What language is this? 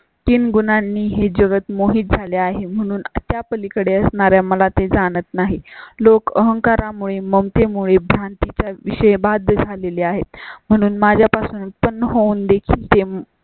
Marathi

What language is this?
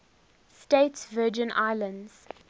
English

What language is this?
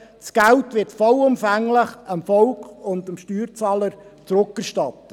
Swiss German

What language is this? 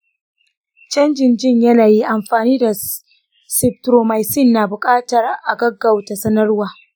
Hausa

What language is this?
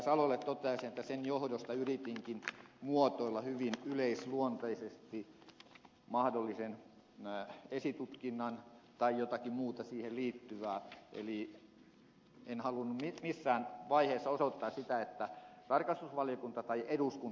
Finnish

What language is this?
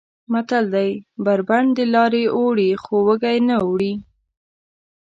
Pashto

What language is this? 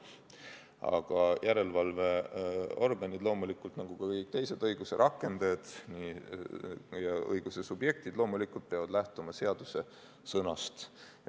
Estonian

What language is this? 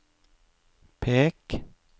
Norwegian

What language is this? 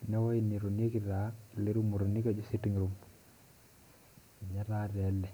Masai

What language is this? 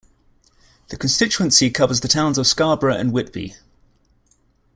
English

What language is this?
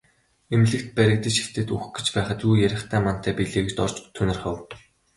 Mongolian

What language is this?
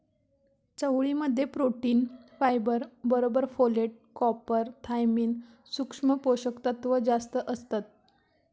Marathi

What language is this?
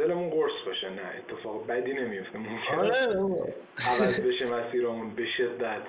Persian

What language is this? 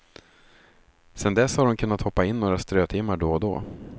Swedish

